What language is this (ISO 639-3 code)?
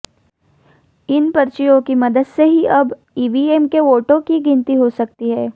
hin